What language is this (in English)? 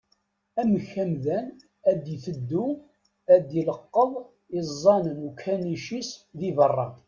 Kabyle